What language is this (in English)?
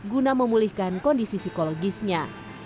Indonesian